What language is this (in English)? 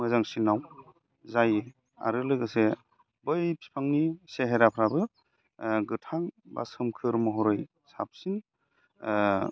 Bodo